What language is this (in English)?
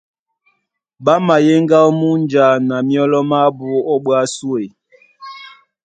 Duala